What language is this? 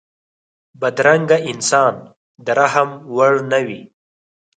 Pashto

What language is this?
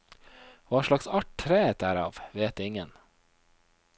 Norwegian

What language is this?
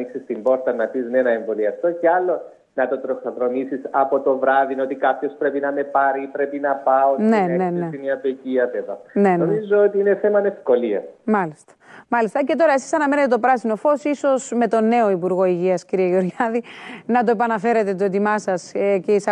Greek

